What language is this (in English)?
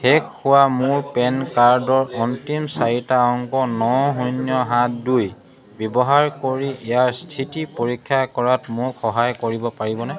Assamese